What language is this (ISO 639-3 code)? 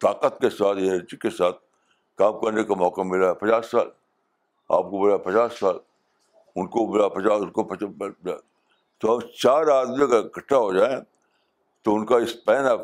urd